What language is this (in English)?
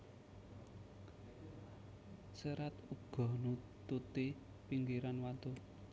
Javanese